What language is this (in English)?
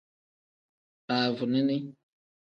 Tem